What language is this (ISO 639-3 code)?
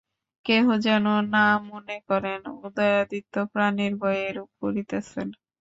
ben